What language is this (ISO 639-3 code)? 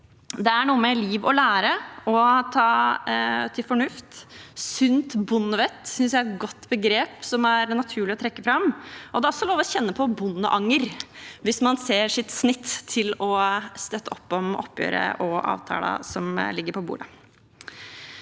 nor